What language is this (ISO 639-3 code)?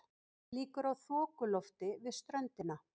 isl